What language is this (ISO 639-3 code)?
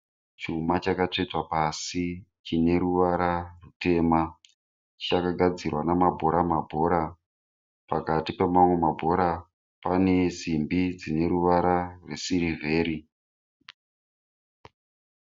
sna